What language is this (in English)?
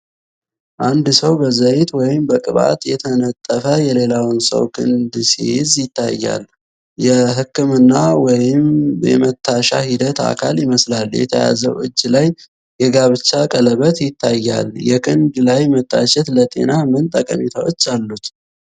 Amharic